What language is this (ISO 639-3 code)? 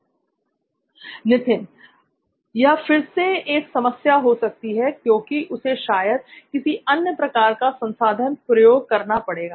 hin